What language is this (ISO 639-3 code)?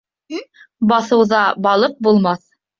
bak